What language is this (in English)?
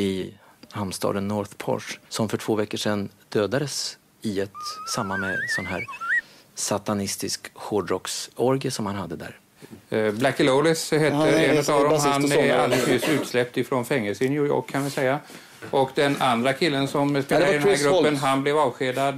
Swedish